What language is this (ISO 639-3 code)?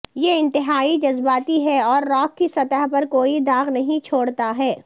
urd